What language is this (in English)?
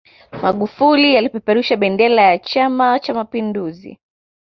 Swahili